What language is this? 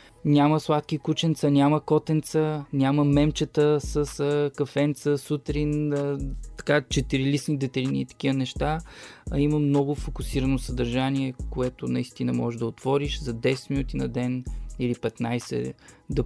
Bulgarian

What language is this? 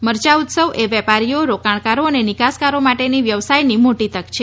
Gujarati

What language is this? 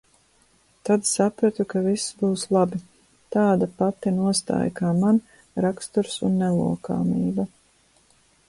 Latvian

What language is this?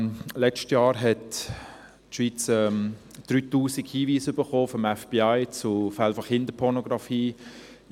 Swiss German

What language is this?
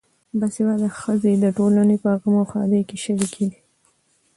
Pashto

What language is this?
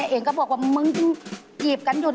Thai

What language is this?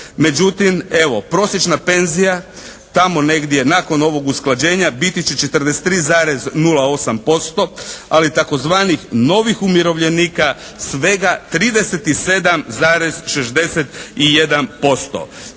Croatian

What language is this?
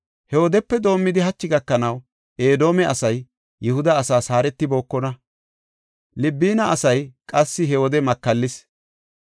Gofa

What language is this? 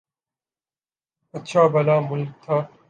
Urdu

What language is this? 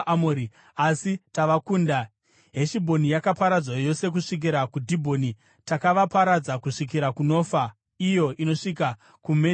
Shona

